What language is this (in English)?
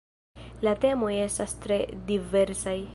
Esperanto